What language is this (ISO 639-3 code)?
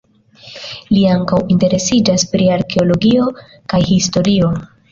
epo